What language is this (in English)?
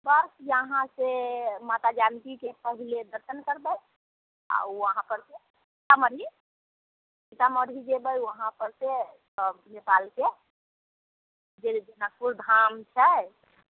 Maithili